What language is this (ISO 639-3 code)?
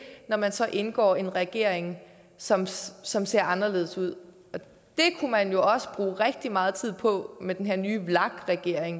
dan